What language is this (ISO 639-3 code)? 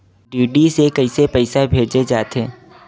hne